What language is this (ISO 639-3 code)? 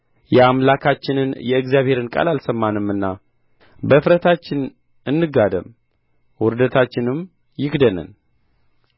amh